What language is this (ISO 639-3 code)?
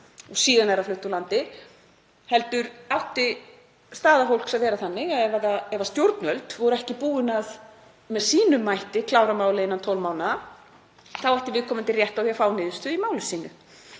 isl